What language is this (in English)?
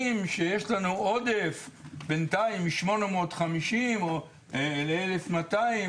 Hebrew